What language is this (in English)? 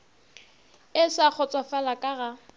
Northern Sotho